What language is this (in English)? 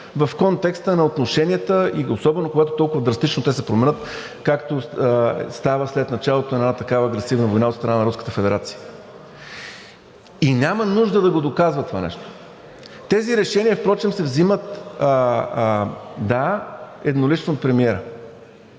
Bulgarian